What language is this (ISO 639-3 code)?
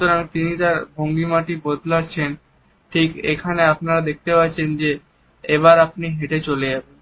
ben